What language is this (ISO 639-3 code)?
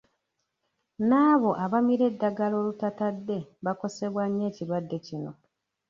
lug